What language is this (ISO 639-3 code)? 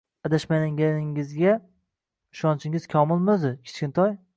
uzb